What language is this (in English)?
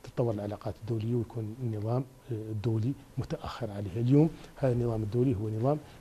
Arabic